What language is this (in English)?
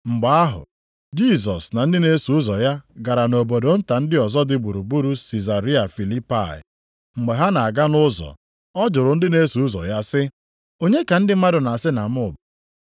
Igbo